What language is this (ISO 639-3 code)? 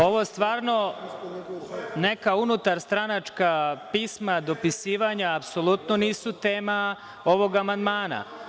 srp